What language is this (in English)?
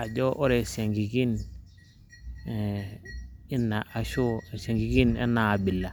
Masai